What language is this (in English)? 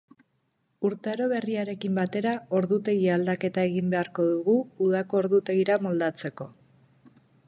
Basque